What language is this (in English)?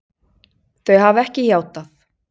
Icelandic